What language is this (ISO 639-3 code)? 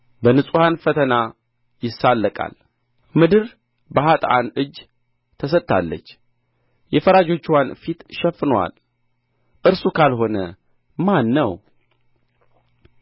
amh